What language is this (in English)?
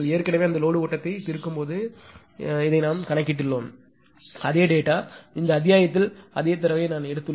Tamil